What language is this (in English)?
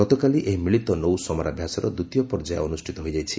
Odia